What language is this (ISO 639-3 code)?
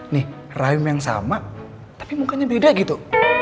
ind